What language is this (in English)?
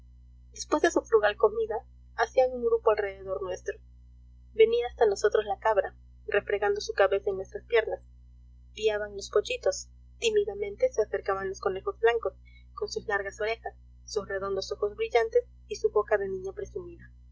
Spanish